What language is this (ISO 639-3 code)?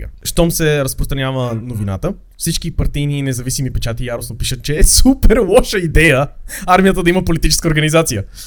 bul